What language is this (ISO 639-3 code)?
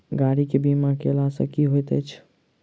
mai